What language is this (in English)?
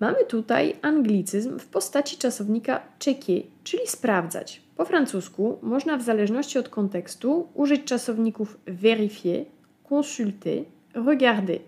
Polish